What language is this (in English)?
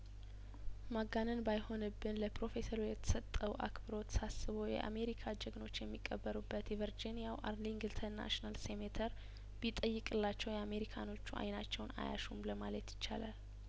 Amharic